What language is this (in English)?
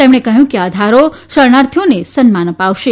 Gujarati